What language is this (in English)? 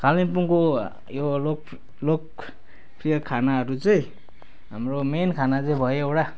Nepali